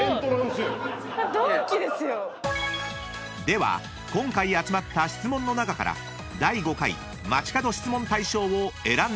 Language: Japanese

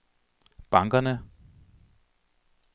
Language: Danish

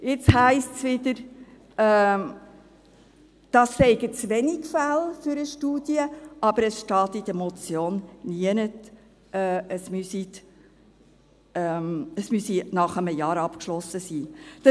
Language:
Swiss German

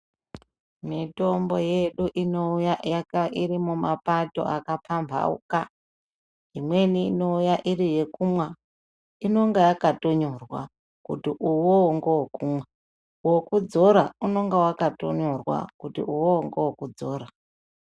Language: Ndau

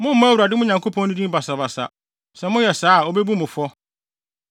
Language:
Akan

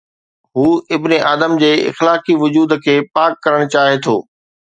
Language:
Sindhi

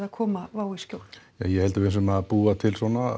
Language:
Icelandic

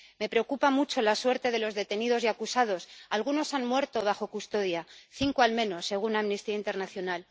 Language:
Spanish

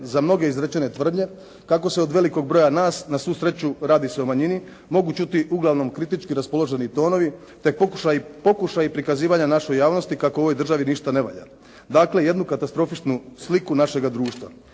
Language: Croatian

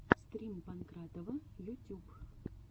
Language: Russian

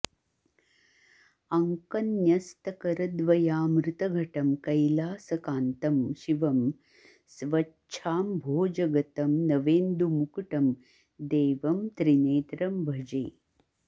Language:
Sanskrit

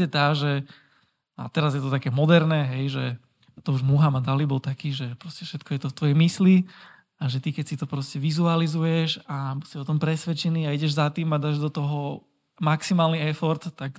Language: Slovak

